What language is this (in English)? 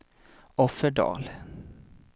Swedish